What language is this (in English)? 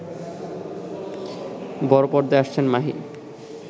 Bangla